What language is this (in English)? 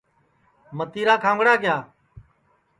Sansi